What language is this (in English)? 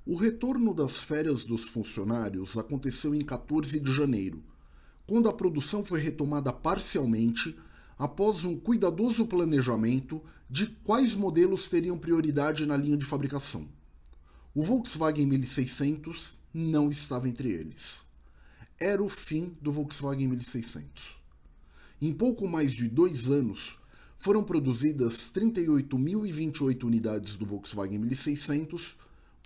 Portuguese